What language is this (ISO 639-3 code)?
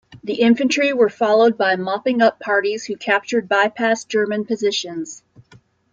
eng